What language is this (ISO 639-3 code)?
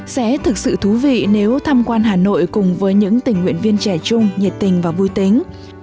vie